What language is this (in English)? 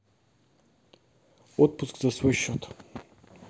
Russian